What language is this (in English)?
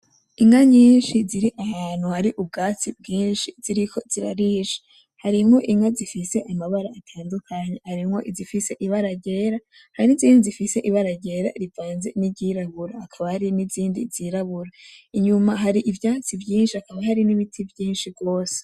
Rundi